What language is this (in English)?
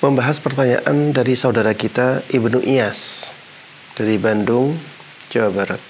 Indonesian